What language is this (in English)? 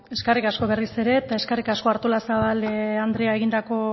Basque